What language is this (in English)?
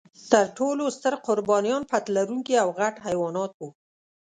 Pashto